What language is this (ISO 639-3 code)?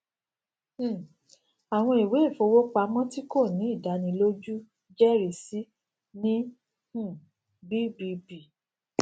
yor